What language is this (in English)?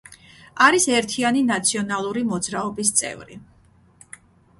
Georgian